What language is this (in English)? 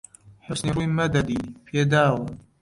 Central Kurdish